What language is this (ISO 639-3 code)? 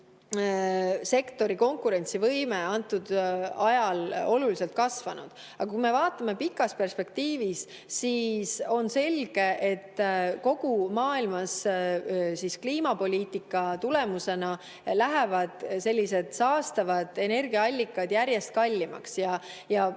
est